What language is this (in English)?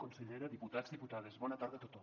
Catalan